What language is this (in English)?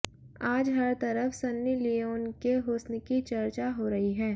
Hindi